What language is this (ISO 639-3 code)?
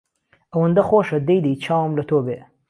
ckb